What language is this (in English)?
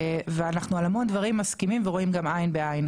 Hebrew